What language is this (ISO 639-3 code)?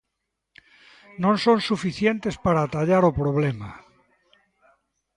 glg